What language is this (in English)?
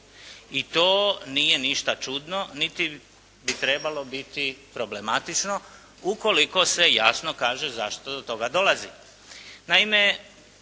Croatian